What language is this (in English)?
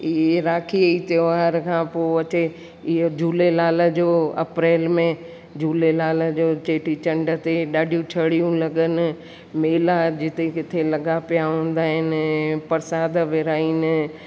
Sindhi